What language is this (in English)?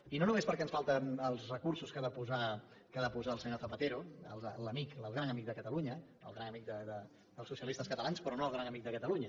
Catalan